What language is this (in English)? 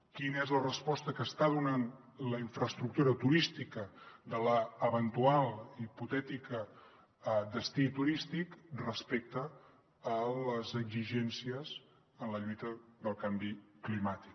Catalan